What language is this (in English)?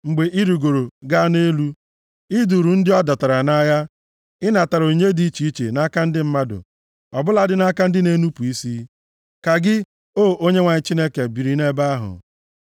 Igbo